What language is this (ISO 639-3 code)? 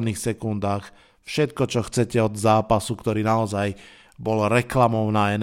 slk